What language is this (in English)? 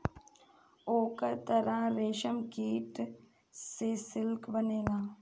Bhojpuri